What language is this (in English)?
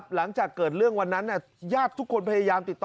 Thai